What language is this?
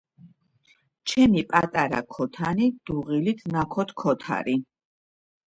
Georgian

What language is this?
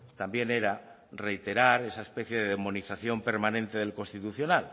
Spanish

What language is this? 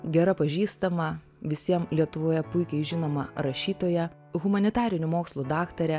Lithuanian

